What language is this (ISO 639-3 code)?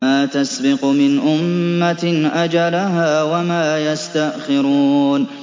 ara